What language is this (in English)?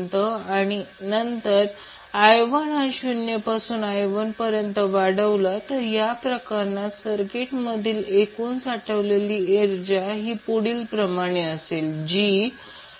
Marathi